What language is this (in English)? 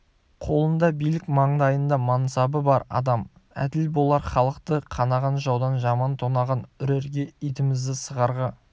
Kazakh